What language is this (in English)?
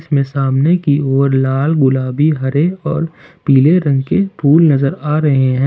Hindi